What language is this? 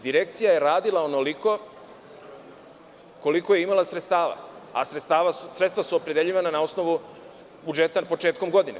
Serbian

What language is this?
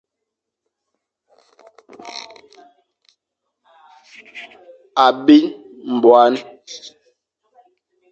Fang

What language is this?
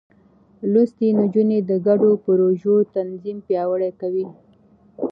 Pashto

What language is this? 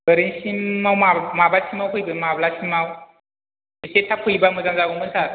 Bodo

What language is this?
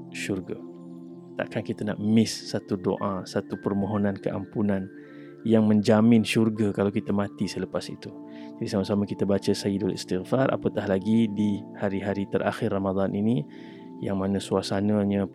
Malay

